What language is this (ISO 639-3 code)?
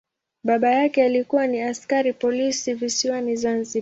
swa